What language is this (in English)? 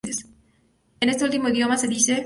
Spanish